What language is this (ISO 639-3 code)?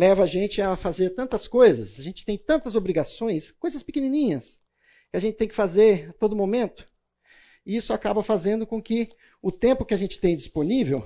por